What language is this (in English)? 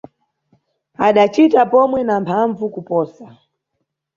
Nyungwe